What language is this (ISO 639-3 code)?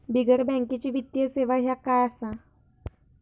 mar